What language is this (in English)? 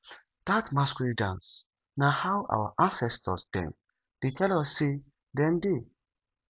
Nigerian Pidgin